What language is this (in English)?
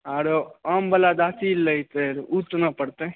Maithili